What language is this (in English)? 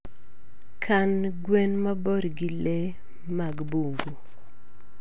Luo (Kenya and Tanzania)